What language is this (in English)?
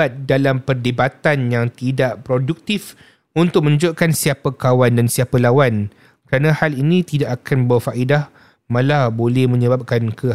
Malay